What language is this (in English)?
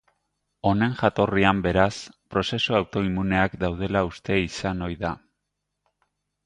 Basque